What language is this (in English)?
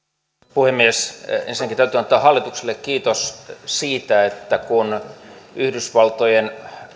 Finnish